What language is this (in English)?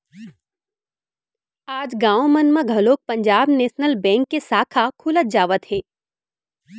Chhattisgarhi